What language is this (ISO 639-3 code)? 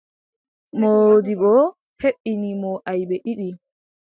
fub